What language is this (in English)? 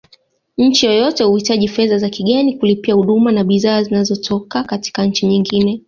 Swahili